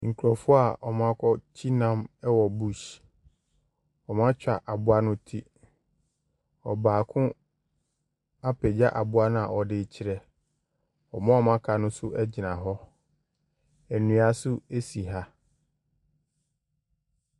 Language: Akan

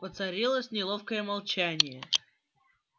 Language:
Russian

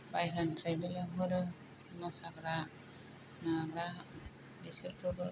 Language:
Bodo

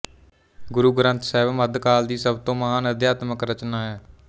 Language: Punjabi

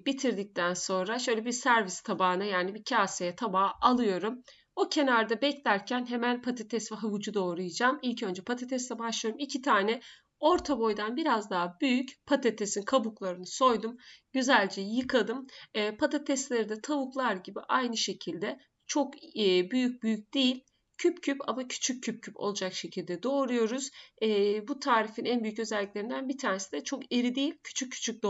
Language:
Turkish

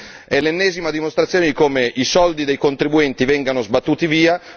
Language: Italian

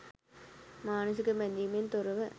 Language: Sinhala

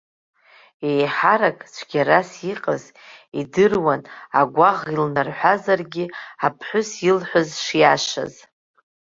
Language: Abkhazian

